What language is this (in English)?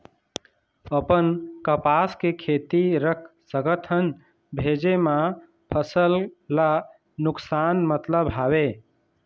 Chhattisgarhi